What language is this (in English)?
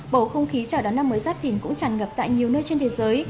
Vietnamese